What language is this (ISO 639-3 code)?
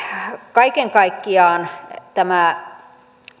fin